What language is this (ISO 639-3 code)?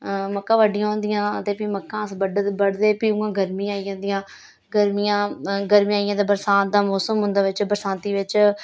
doi